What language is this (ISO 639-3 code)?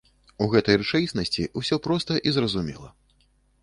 bel